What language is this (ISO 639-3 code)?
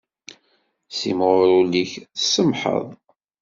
kab